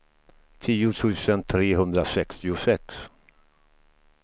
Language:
Swedish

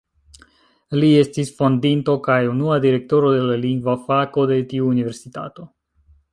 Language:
Esperanto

